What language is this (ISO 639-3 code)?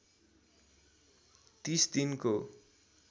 nep